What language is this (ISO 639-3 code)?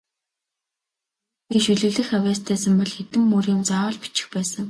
mon